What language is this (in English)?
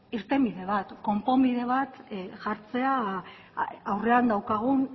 Basque